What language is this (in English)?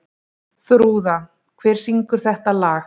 Icelandic